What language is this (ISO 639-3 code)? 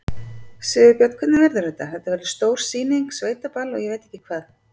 isl